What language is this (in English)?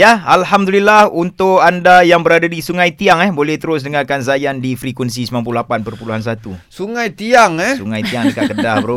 Malay